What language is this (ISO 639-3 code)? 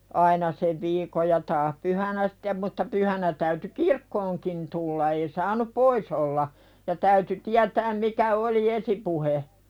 fin